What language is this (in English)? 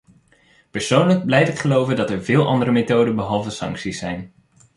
Dutch